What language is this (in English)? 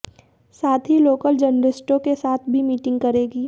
Hindi